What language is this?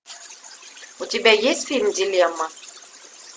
Russian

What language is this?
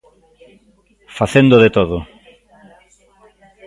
Galician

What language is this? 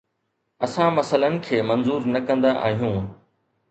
Sindhi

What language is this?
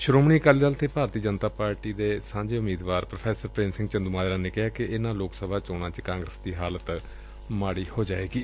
Punjabi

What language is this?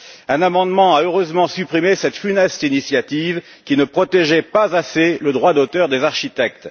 French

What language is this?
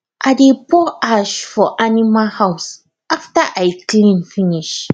Nigerian Pidgin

